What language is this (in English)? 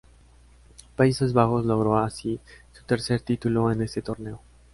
Spanish